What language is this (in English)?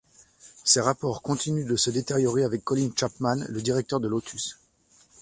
French